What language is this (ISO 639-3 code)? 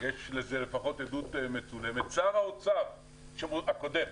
heb